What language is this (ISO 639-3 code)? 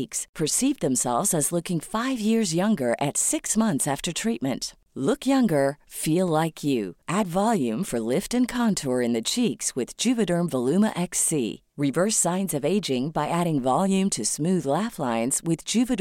fil